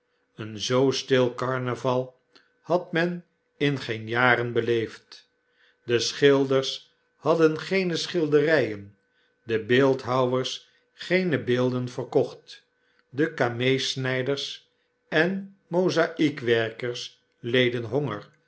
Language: Dutch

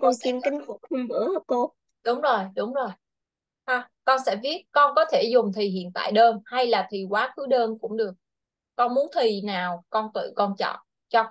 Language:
Vietnamese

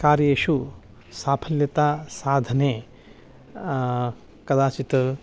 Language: Sanskrit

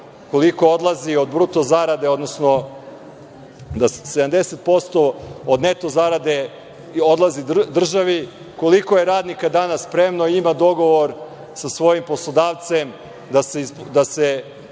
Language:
Serbian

